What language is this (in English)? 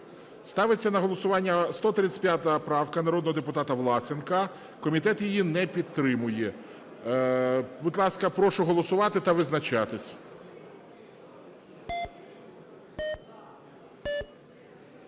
Ukrainian